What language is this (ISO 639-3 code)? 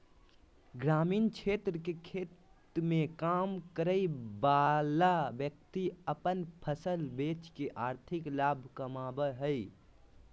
mag